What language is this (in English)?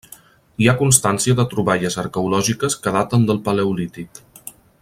Catalan